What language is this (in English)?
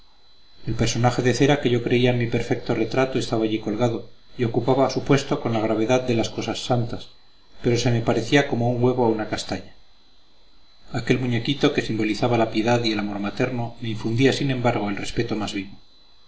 Spanish